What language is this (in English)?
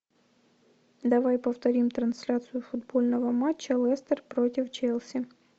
Russian